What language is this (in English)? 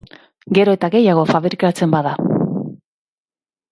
Basque